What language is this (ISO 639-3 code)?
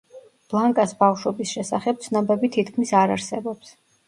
kat